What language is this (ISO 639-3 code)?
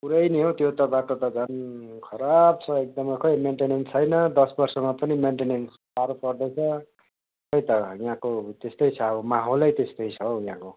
nep